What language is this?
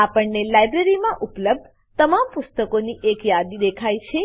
Gujarati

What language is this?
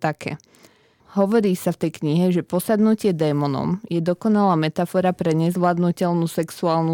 Slovak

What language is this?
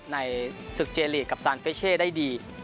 Thai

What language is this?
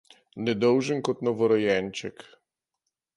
Slovenian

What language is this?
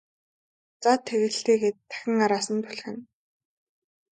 Mongolian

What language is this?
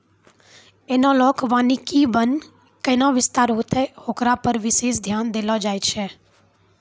Maithili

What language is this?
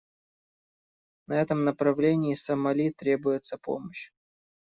Russian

